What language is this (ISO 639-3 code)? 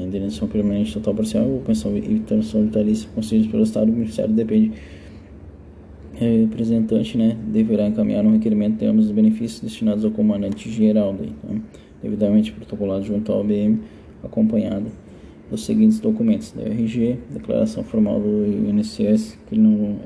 por